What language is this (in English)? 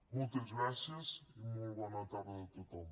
Catalan